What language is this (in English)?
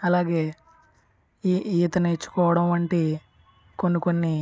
Telugu